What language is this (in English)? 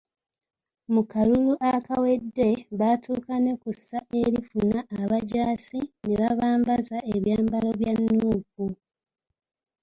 Ganda